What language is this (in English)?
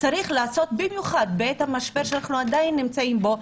Hebrew